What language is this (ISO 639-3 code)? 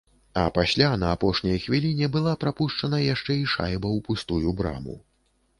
bel